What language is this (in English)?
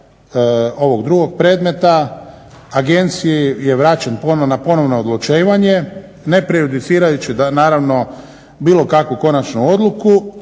Croatian